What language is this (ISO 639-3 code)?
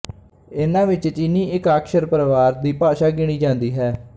pan